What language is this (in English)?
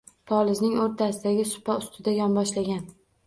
Uzbek